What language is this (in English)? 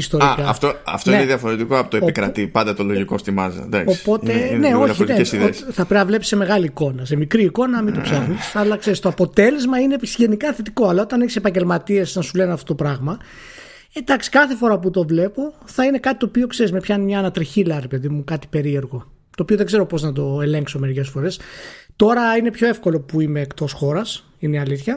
Greek